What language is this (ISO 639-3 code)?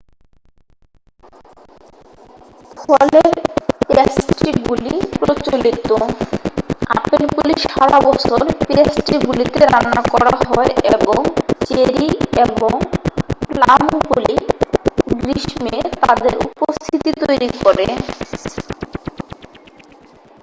ben